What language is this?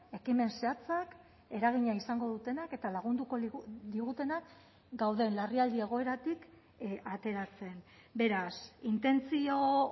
Basque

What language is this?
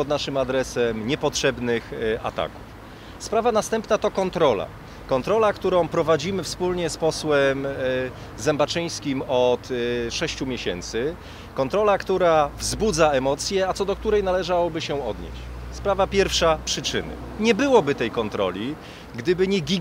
Polish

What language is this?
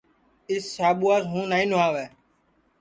Sansi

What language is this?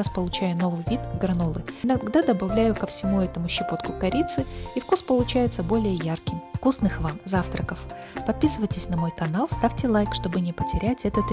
Russian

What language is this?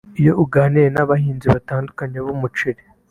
Kinyarwanda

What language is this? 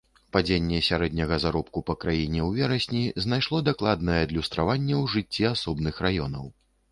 Belarusian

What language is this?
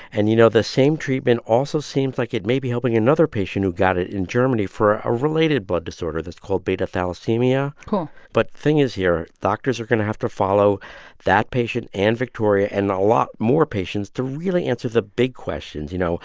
English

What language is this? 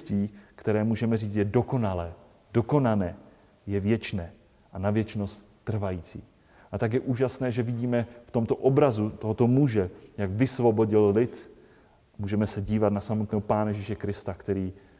Czech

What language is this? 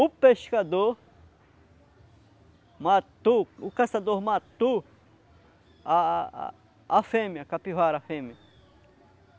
Portuguese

